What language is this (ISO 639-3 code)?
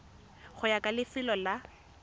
tsn